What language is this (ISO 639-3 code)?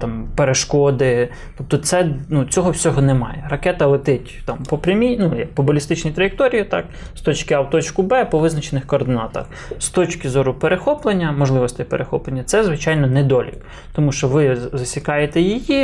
ukr